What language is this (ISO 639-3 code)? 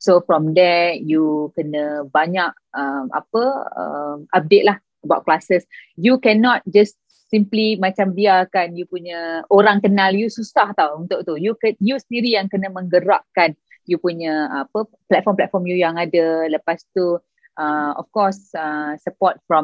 msa